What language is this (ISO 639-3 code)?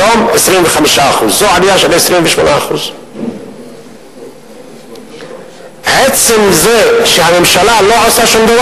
heb